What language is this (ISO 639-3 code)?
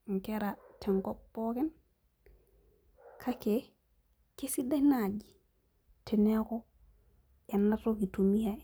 mas